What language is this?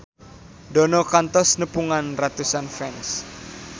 Sundanese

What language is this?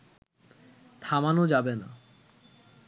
Bangla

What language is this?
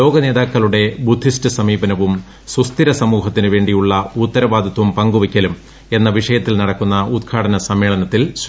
Malayalam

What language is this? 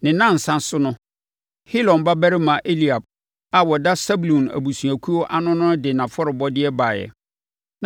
Akan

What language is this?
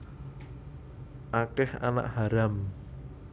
Javanese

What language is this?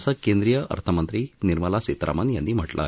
Marathi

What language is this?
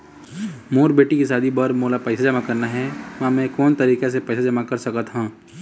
Chhattisgarhi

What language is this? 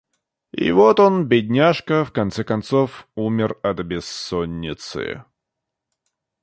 Russian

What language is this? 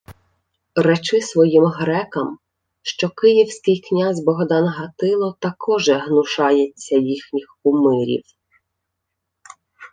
Ukrainian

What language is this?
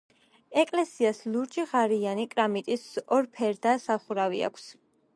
Georgian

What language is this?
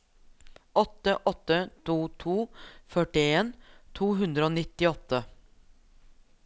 Norwegian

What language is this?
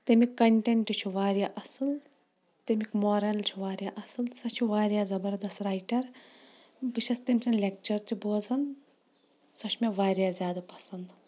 Kashmiri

